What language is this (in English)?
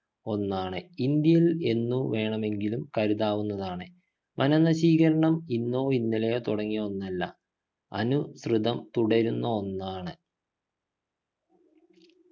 Malayalam